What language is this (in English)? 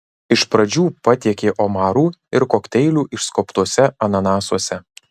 Lithuanian